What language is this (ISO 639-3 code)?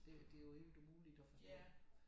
dan